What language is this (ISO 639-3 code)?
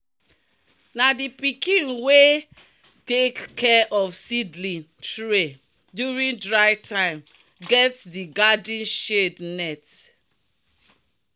pcm